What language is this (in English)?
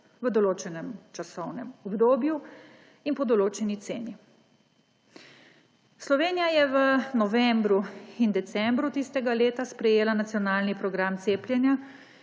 Slovenian